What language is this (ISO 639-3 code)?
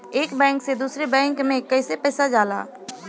bho